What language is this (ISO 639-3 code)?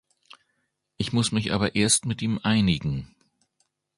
deu